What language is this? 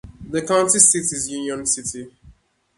English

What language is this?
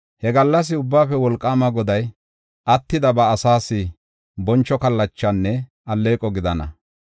Gofa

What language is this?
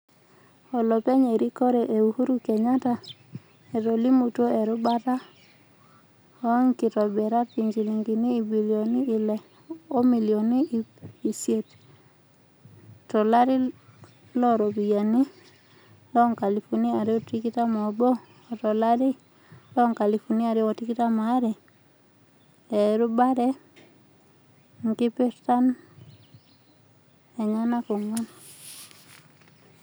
Masai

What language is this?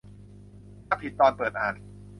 Thai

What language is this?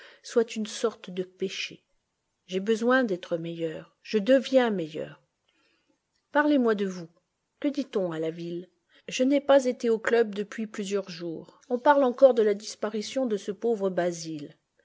French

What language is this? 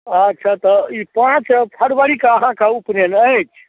Maithili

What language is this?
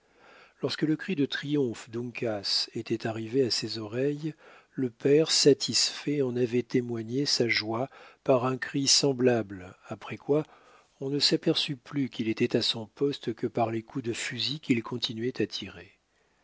French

